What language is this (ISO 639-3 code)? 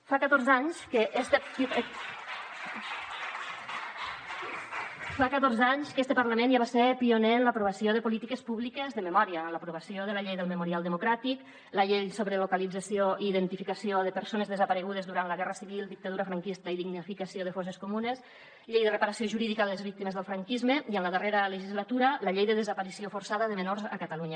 cat